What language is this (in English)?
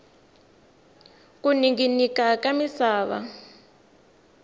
Tsonga